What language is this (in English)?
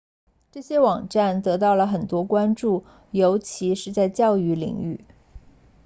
Chinese